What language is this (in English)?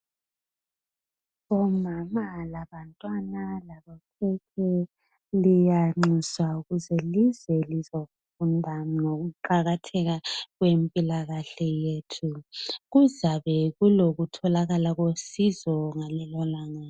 North Ndebele